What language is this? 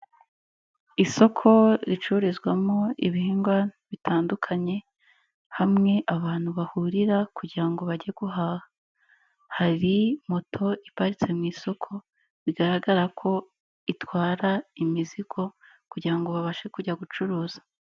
Kinyarwanda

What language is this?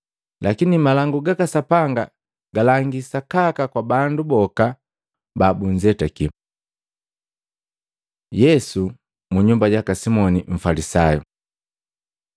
Matengo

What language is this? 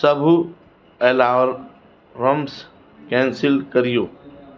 Sindhi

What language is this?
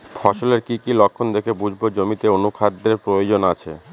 Bangla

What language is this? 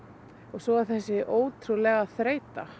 Icelandic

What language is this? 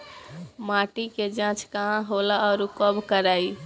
Bhojpuri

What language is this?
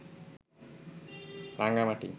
Bangla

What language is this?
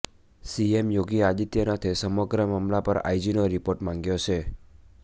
Gujarati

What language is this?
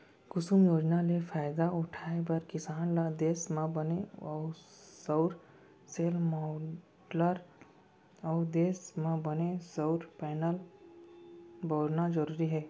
Chhattisgarhi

